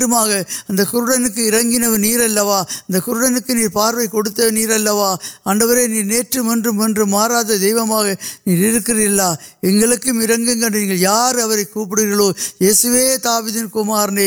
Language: Urdu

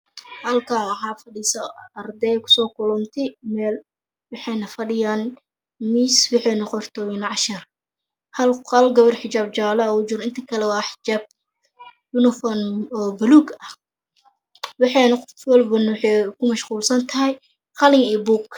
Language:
Somali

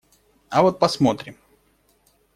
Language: Russian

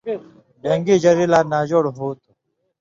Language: Indus Kohistani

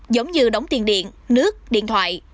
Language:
Vietnamese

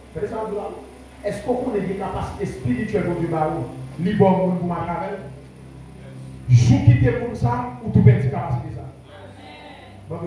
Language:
French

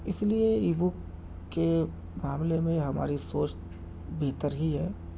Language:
Urdu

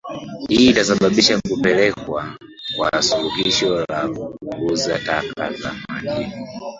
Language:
Swahili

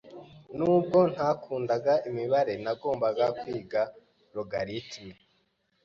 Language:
Kinyarwanda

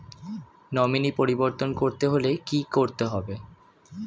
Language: Bangla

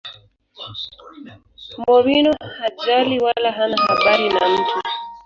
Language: Swahili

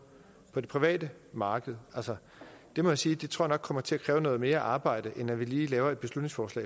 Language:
Danish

